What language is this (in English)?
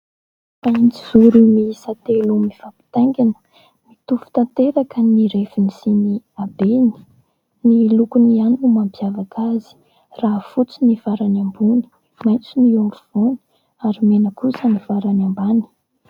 Malagasy